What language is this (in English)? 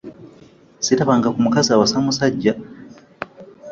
Ganda